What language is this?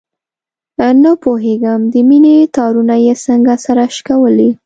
Pashto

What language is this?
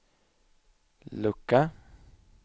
Swedish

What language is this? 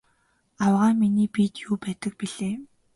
Mongolian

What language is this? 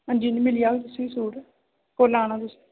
Dogri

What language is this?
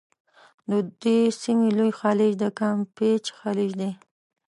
Pashto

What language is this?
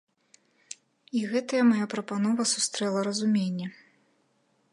Belarusian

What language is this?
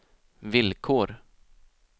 Swedish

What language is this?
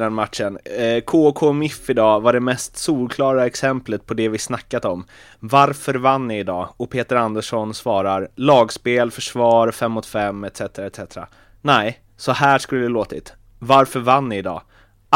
Swedish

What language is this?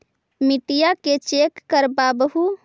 Magahi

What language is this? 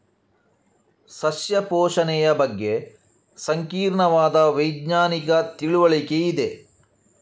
Kannada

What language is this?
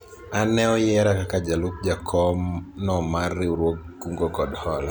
Luo (Kenya and Tanzania)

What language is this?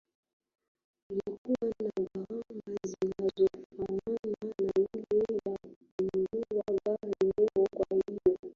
Swahili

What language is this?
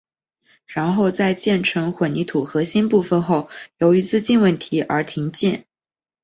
Chinese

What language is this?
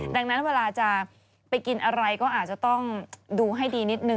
Thai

